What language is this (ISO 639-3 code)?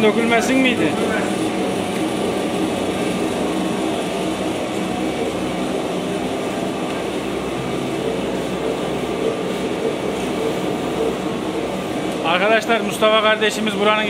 tur